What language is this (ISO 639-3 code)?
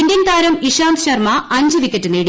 mal